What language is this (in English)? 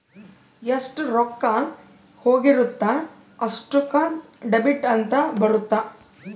Kannada